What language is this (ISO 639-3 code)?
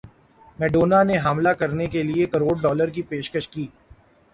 urd